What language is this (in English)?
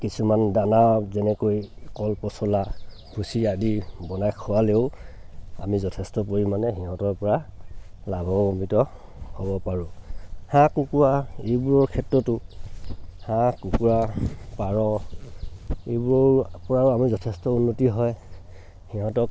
Assamese